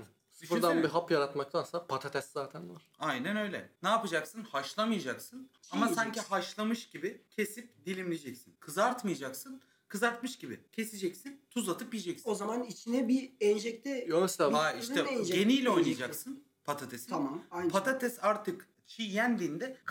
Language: Turkish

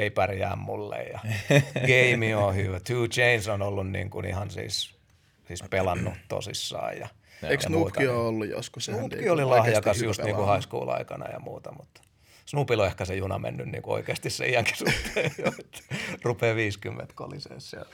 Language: Finnish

